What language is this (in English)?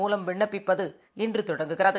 Tamil